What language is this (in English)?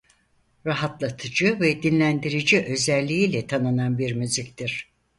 Turkish